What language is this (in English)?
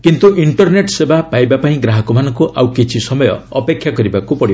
Odia